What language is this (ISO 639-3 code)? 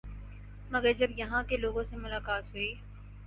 urd